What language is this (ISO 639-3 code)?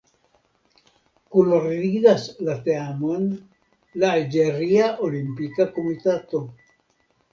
epo